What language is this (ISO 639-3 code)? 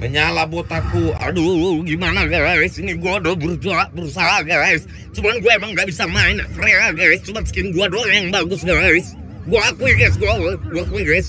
ind